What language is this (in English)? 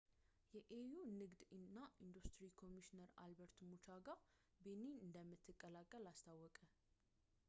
Amharic